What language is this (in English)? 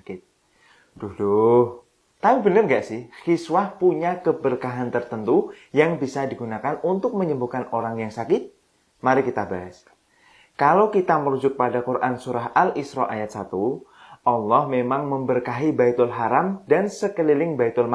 Indonesian